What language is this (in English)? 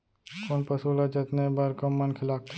Chhattisgarhi